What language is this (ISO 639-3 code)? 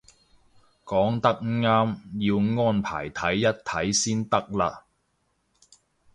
yue